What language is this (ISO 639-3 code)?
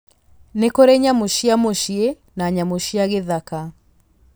kik